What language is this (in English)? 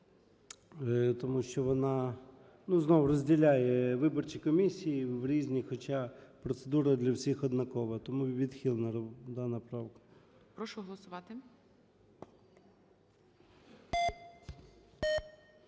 Ukrainian